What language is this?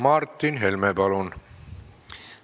Estonian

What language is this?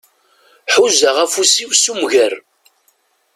Kabyle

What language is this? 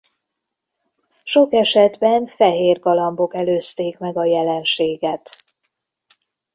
Hungarian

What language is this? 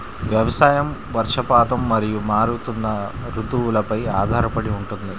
Telugu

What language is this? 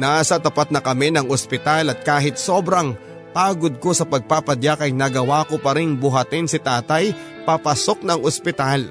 Filipino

